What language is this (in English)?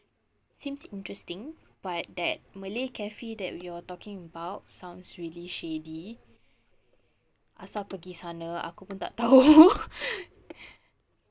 English